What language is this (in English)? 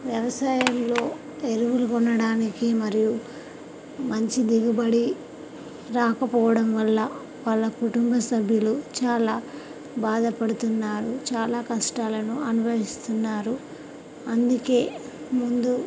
Telugu